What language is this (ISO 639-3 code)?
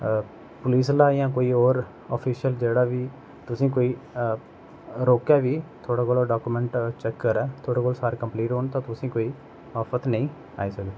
doi